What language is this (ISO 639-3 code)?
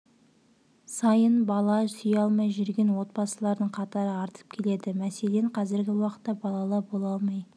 kaz